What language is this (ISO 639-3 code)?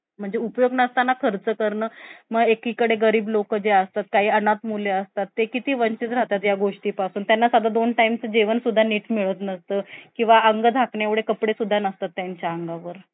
mar